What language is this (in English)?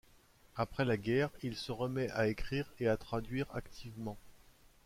French